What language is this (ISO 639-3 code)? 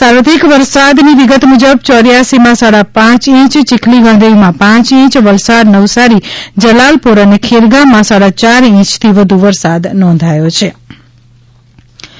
guj